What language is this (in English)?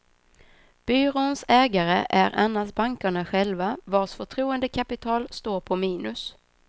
Swedish